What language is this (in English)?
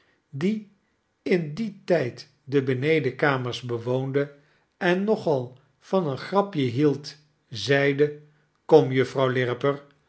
Dutch